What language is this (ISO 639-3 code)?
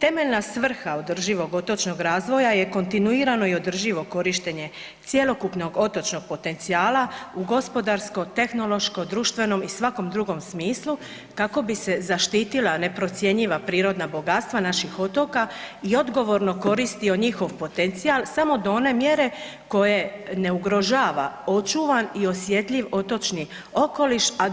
hrv